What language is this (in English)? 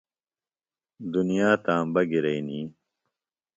Phalura